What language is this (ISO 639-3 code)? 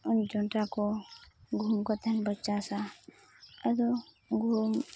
sat